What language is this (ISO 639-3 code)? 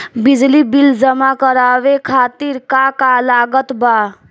bho